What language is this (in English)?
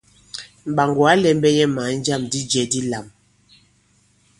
Bankon